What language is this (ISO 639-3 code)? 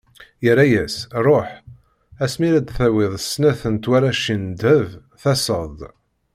kab